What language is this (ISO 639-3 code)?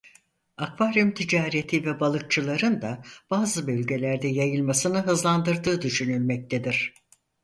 tur